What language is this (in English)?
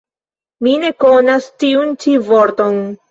Esperanto